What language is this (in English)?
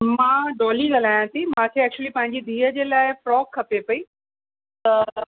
Sindhi